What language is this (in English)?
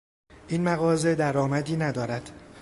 Persian